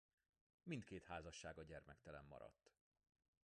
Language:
Hungarian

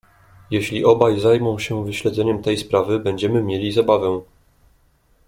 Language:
Polish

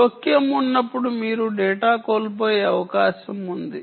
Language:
Telugu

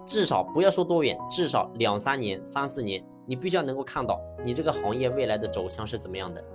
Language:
Chinese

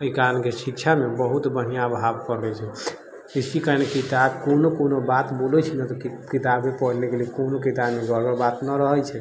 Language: Maithili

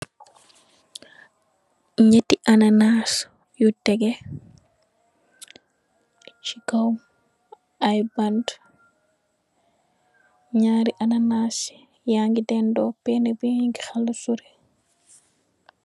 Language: Wolof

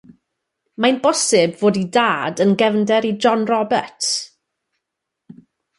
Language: Welsh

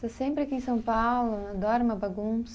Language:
Portuguese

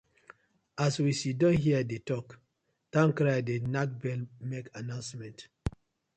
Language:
Nigerian Pidgin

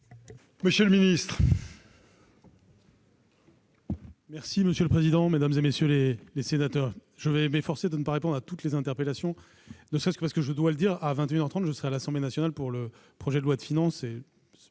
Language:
French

